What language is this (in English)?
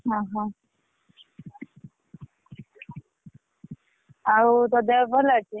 Odia